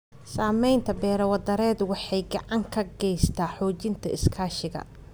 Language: Somali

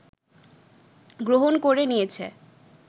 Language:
Bangla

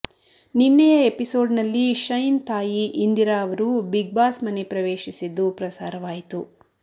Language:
Kannada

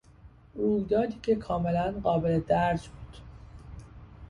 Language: Persian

